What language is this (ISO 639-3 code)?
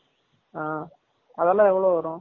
tam